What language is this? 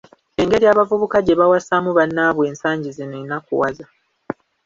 Ganda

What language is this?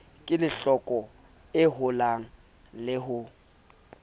Southern Sotho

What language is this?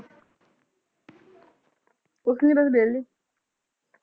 Punjabi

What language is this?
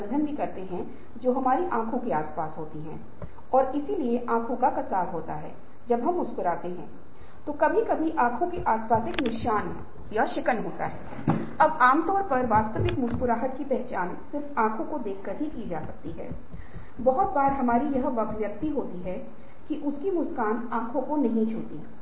Hindi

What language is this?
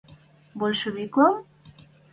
Western Mari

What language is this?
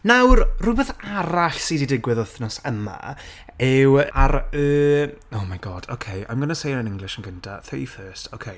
Welsh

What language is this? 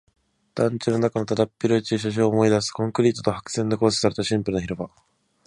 Japanese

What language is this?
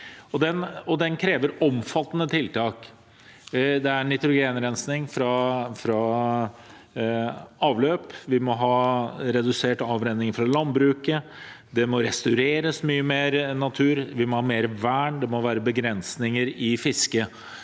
Norwegian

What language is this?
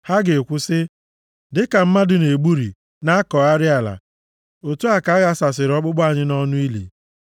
Igbo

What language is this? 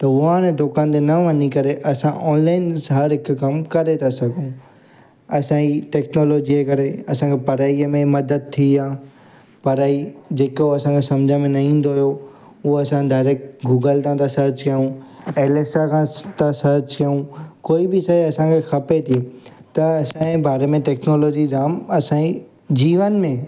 Sindhi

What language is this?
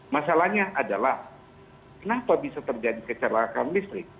Indonesian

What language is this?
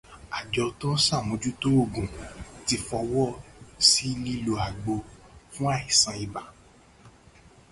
Yoruba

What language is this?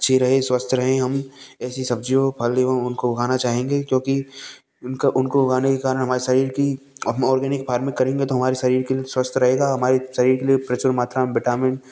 Hindi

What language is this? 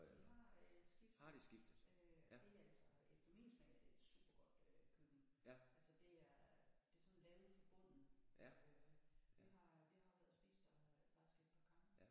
Danish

